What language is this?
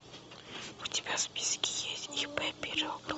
Russian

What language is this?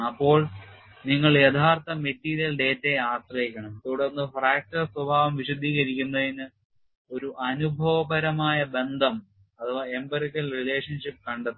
Malayalam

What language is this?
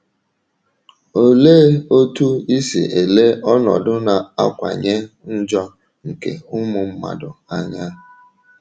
Igbo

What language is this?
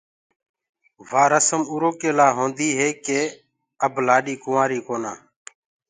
Gurgula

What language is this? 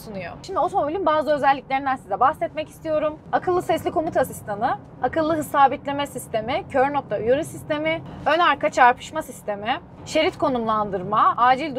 Turkish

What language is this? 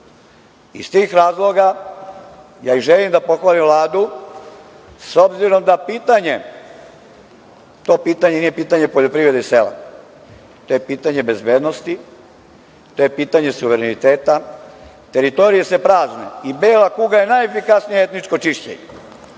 Serbian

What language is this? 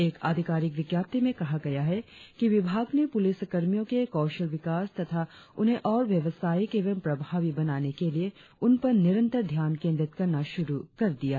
Hindi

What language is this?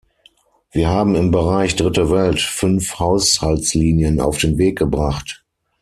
German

